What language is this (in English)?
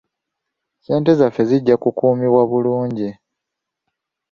Ganda